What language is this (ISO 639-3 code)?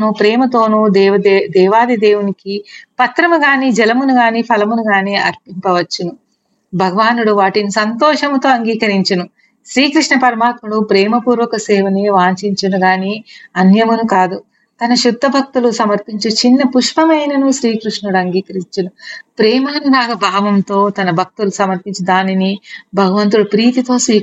tel